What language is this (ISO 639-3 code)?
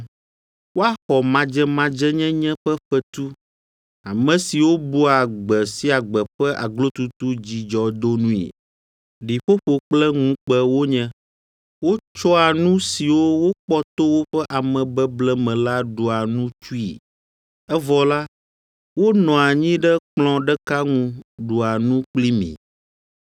ewe